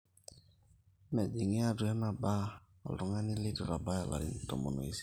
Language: Masai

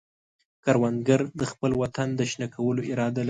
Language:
Pashto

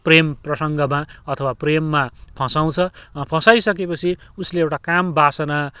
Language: Nepali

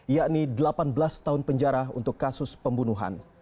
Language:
Indonesian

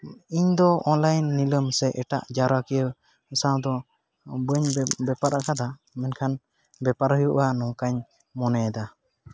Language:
Santali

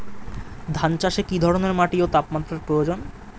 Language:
Bangla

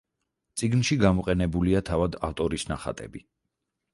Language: Georgian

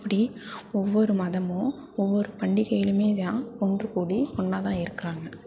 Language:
Tamil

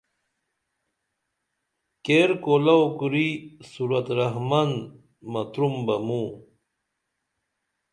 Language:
Dameli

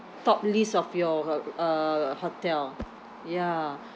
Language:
English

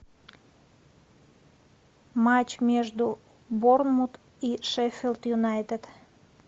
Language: Russian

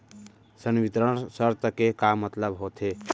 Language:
Chhattisgarhi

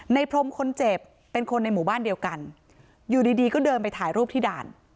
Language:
Thai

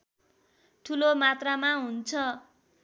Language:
Nepali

